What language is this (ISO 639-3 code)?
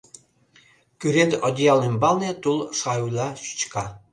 chm